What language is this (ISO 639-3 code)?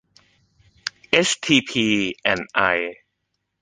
tha